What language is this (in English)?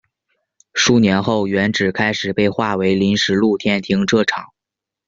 Chinese